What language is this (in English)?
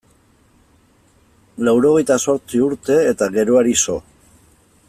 Basque